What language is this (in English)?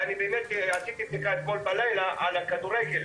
Hebrew